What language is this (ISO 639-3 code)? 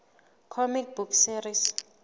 sot